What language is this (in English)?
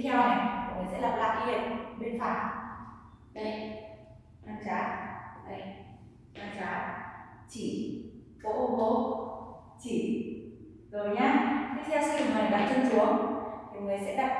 Vietnamese